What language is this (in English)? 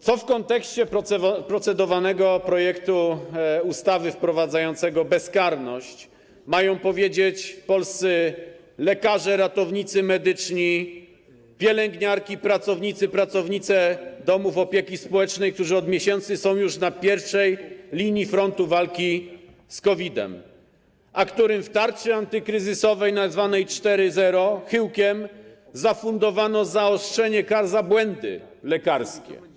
Polish